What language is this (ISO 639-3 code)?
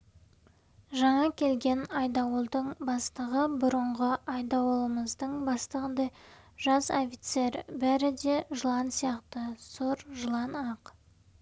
kaz